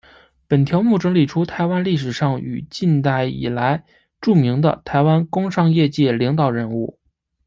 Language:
Chinese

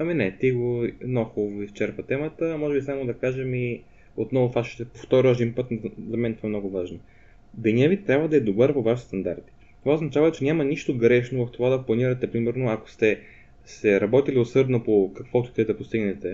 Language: Bulgarian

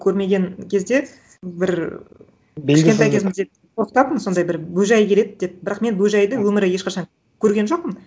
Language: Kazakh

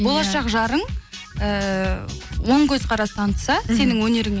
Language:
Kazakh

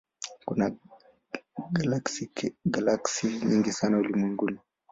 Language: Swahili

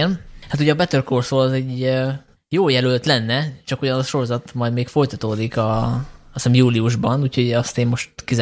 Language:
Hungarian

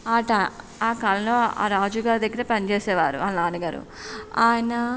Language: Telugu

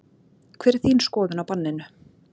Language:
Icelandic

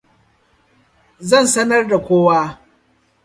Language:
Hausa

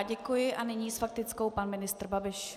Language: Czech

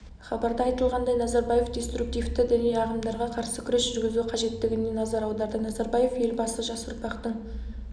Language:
Kazakh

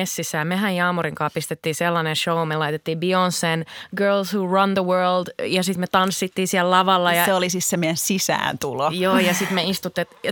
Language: Finnish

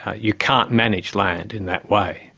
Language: English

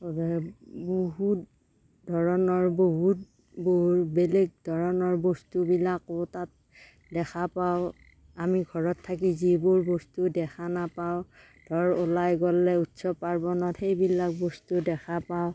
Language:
Assamese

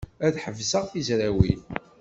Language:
Kabyle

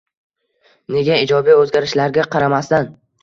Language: Uzbek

